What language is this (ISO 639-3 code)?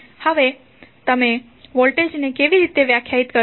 guj